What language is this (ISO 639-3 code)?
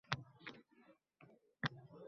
uzb